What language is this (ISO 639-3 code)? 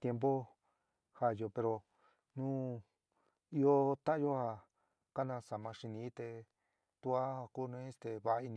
mig